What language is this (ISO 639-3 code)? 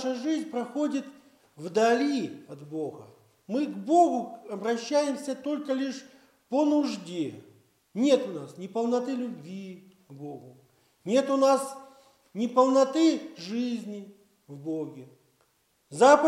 rus